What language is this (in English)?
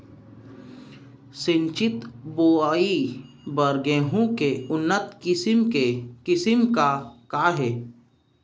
Chhattisgarhi